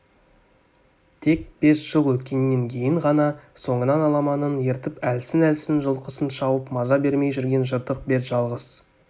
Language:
Kazakh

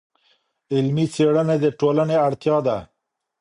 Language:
Pashto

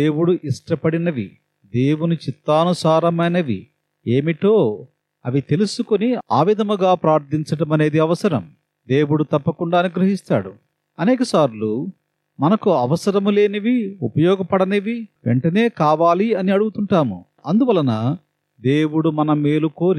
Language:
Telugu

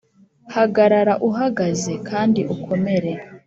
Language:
Kinyarwanda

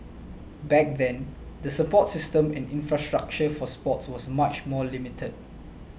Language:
English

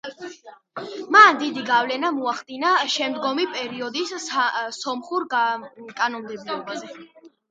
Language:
Georgian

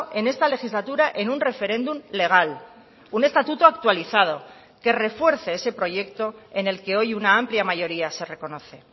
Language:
Spanish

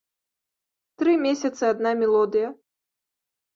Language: Belarusian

